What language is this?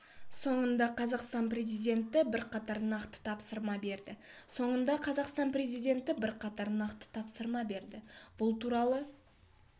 Kazakh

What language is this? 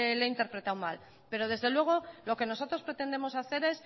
Spanish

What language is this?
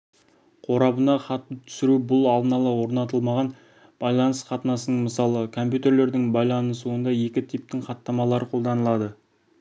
Kazakh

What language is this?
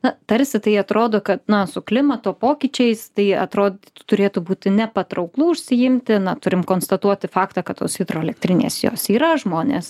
Lithuanian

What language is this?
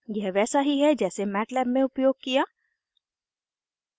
Hindi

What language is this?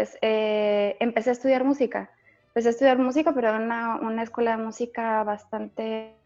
Spanish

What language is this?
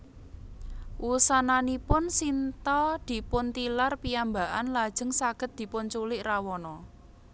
Javanese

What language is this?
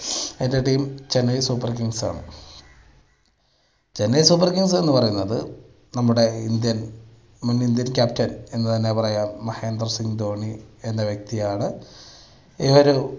Malayalam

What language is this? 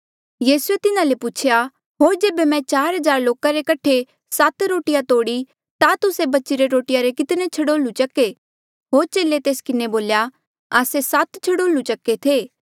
Mandeali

